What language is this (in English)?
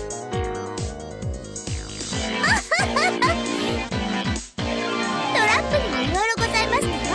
Japanese